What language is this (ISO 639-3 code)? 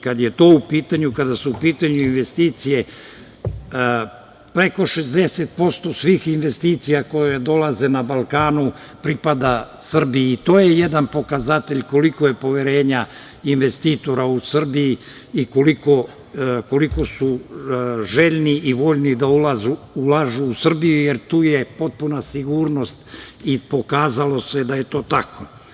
srp